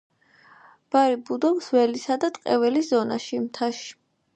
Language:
Georgian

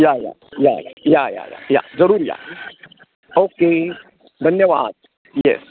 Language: Marathi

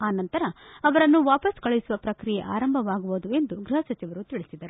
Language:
Kannada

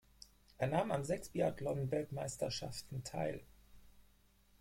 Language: German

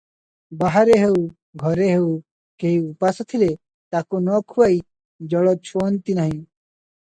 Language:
Odia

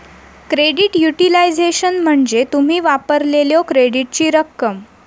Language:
Marathi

